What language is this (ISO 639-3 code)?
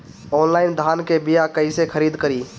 bho